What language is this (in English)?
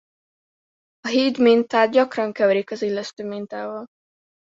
Hungarian